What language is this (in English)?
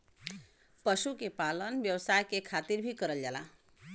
Bhojpuri